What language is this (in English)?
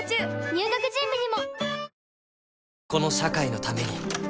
Japanese